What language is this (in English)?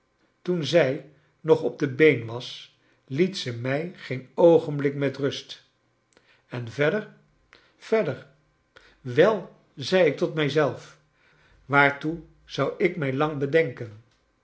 Dutch